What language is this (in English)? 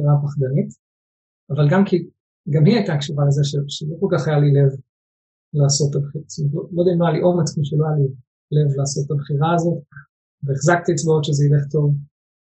Hebrew